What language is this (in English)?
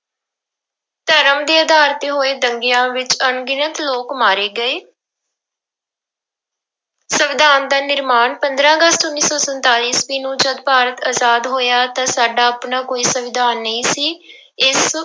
Punjabi